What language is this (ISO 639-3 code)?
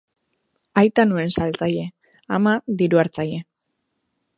eus